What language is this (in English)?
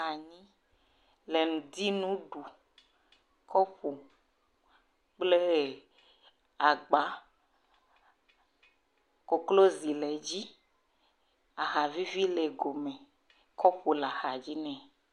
Ewe